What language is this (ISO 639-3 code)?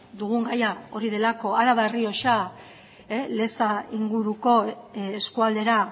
eus